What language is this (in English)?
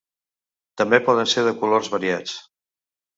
Catalan